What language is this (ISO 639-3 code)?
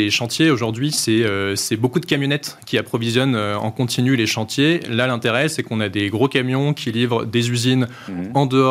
fra